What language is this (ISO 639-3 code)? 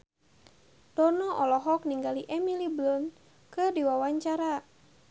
sun